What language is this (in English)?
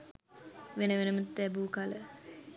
Sinhala